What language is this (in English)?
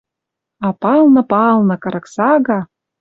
Western Mari